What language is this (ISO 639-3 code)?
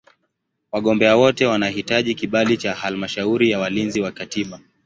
swa